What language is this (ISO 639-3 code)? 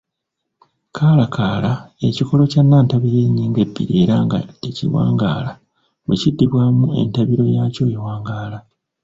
lug